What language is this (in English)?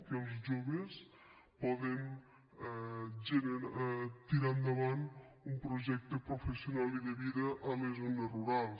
Catalan